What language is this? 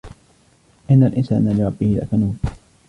Arabic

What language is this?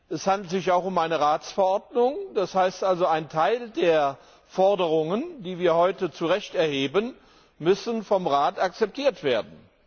German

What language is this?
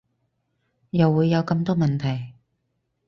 Cantonese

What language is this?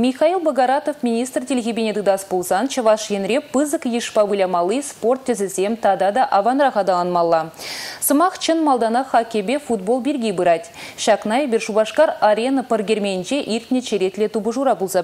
Russian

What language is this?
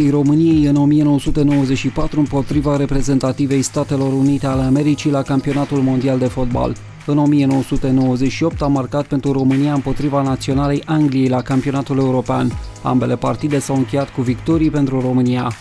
Romanian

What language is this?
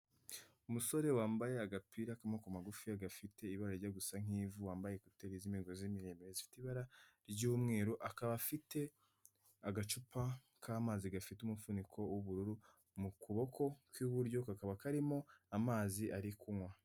Kinyarwanda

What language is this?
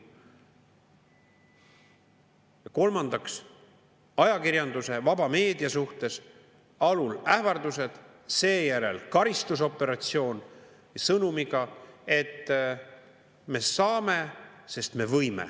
Estonian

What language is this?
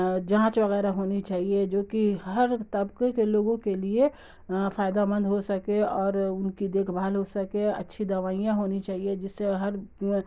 Urdu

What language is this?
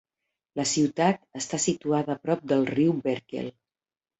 Catalan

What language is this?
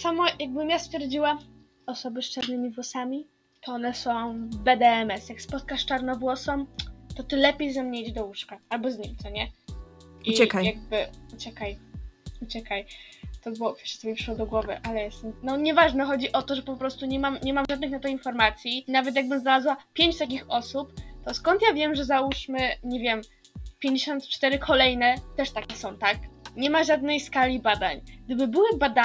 Polish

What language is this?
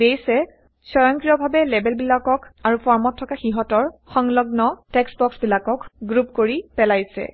Assamese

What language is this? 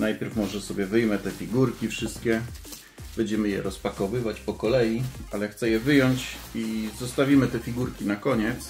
Polish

